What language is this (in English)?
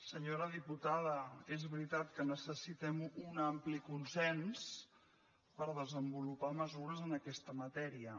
Catalan